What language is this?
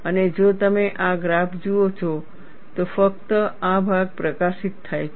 Gujarati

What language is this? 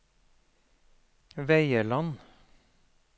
Norwegian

